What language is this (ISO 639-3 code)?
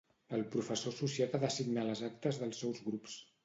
cat